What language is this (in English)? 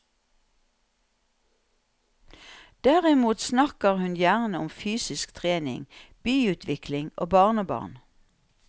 Norwegian